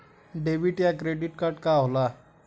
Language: Bhojpuri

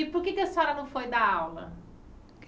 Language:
Portuguese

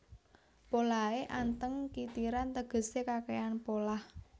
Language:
Javanese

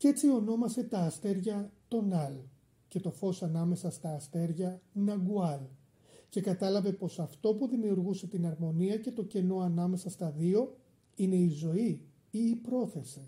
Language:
Greek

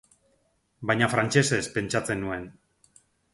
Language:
Basque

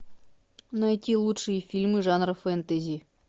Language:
Russian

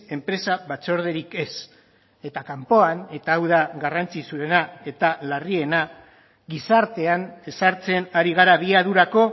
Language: Basque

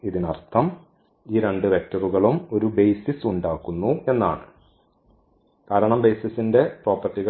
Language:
Malayalam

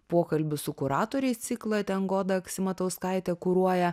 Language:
Lithuanian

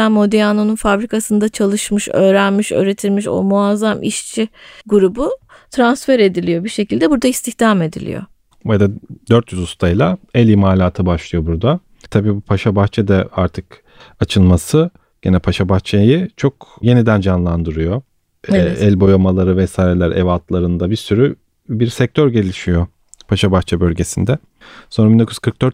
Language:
Turkish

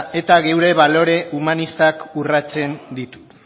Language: Basque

